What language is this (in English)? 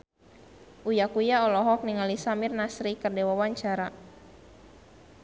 Sundanese